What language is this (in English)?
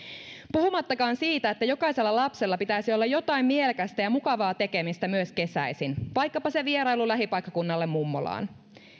Finnish